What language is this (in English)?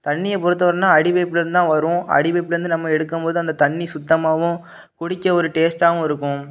Tamil